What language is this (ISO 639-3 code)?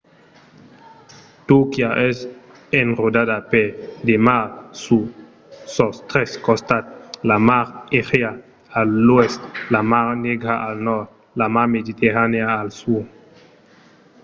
oci